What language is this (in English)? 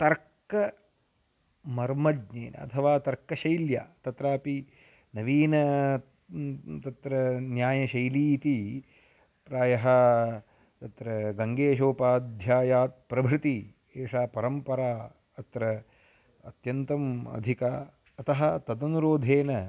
Sanskrit